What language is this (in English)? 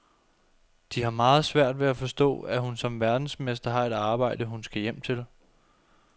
Danish